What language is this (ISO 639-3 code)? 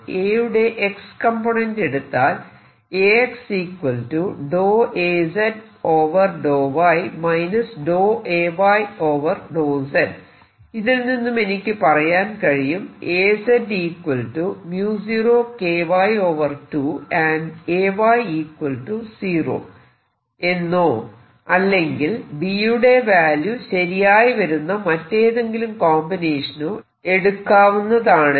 mal